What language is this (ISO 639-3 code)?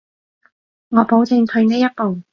yue